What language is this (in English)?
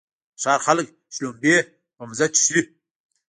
Pashto